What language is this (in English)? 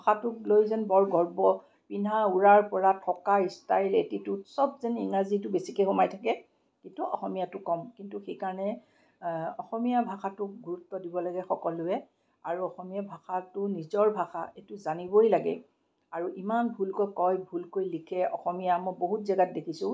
Assamese